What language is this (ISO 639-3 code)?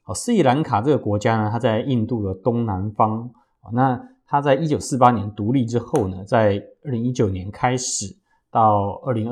zho